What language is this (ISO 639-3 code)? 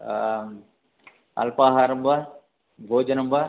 san